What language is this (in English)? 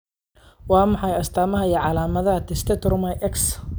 Somali